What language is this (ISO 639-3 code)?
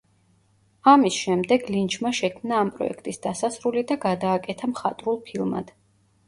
kat